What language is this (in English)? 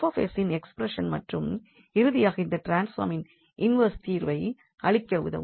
Tamil